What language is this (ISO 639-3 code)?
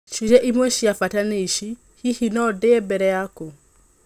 kik